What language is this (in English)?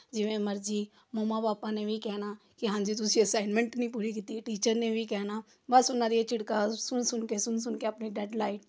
Punjabi